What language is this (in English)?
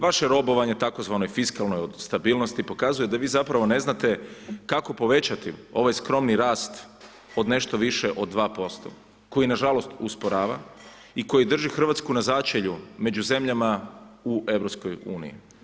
Croatian